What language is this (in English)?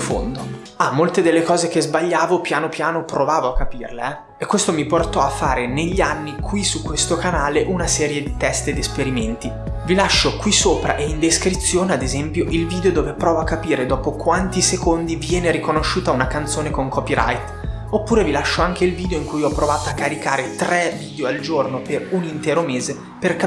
Italian